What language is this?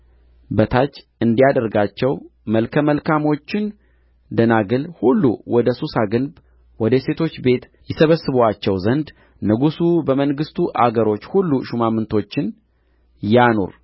Amharic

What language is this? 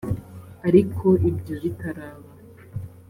Kinyarwanda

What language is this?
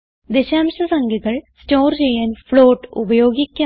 Malayalam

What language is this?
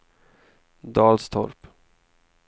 Swedish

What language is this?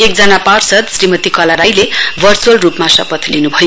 Nepali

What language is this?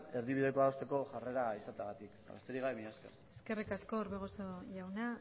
Basque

